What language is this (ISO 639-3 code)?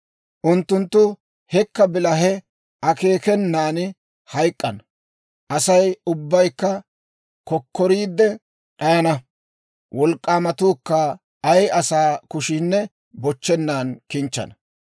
dwr